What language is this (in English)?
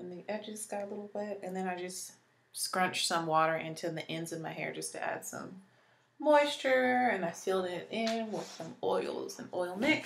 English